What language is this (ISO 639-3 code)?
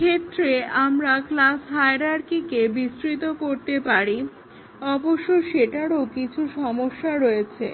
ben